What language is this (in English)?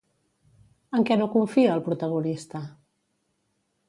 Catalan